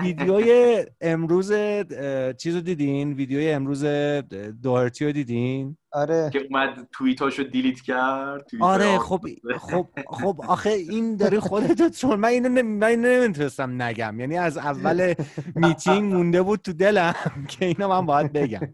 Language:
Persian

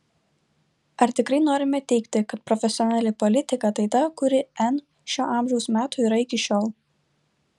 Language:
Lithuanian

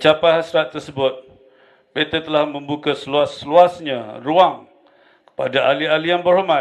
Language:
Malay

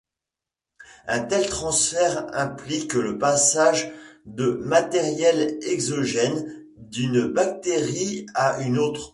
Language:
French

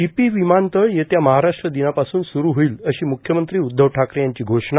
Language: Marathi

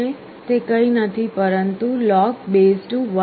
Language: Gujarati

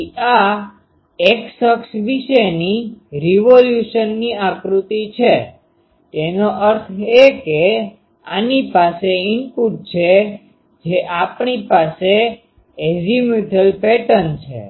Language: Gujarati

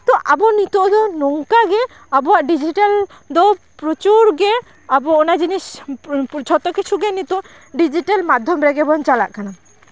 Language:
Santali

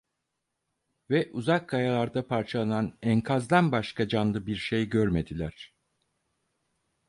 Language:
Turkish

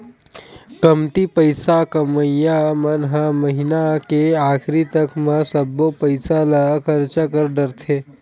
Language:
Chhattisgarhi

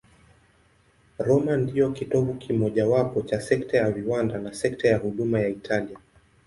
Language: Swahili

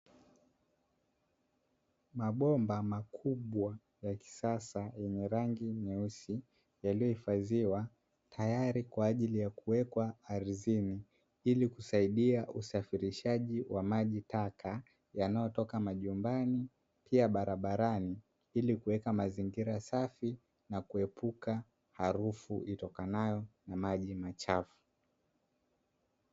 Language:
Swahili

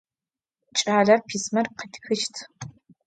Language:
Adyghe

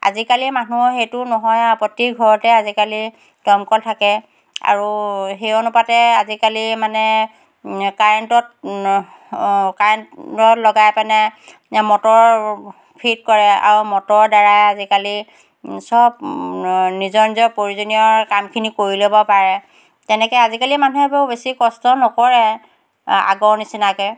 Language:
Assamese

